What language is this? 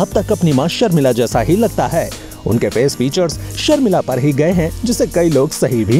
Hindi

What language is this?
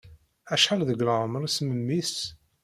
Kabyle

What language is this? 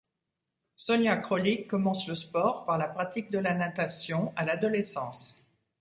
French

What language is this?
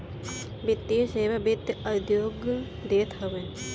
Bhojpuri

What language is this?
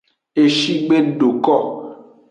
Aja (Benin)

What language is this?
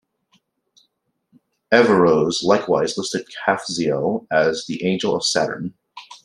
English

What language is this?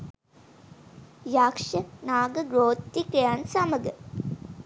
Sinhala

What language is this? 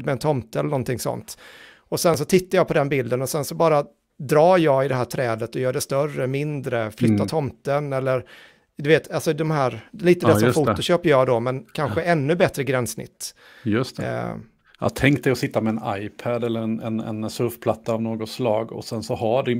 Swedish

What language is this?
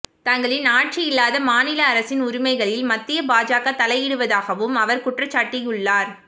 Tamil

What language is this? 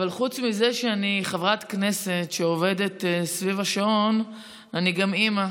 Hebrew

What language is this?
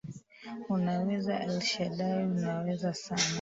Swahili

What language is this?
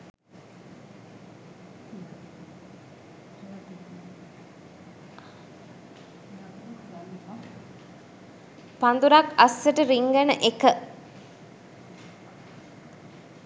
Sinhala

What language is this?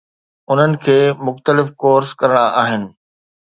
Sindhi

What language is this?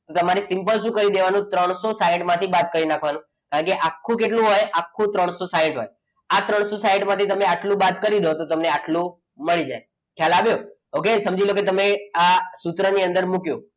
Gujarati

